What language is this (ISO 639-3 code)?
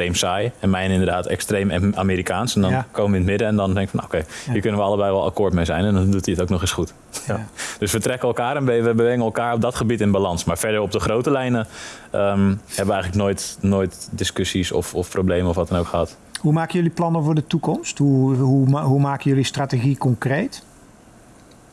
nld